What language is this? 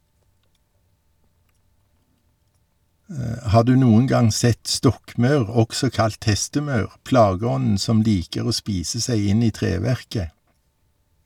Norwegian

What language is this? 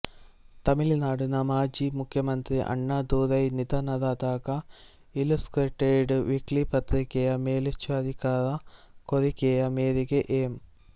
Kannada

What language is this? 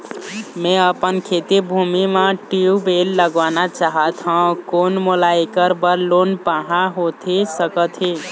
Chhattisgarhi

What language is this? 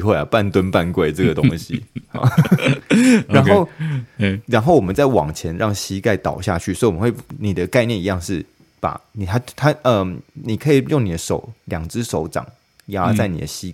Chinese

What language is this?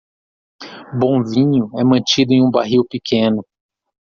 Portuguese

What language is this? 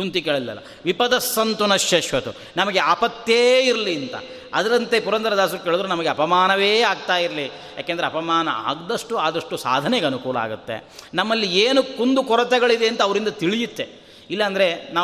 Kannada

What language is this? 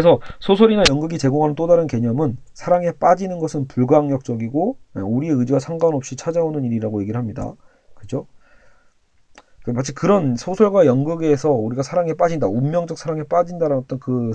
Korean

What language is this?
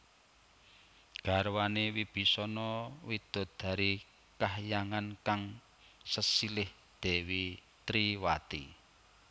Javanese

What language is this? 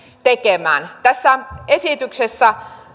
Finnish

